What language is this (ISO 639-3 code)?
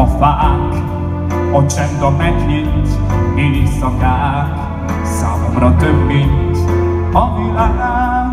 hun